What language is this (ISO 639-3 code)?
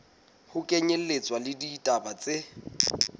sot